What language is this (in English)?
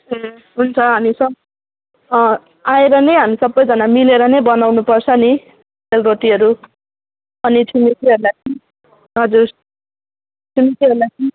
Nepali